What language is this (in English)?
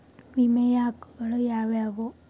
Kannada